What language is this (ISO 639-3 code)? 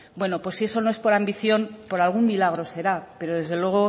spa